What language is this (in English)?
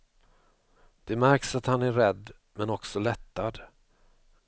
Swedish